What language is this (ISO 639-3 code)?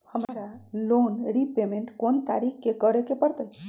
mag